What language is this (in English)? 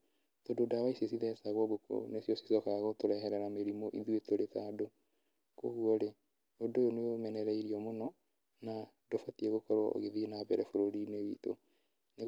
Kikuyu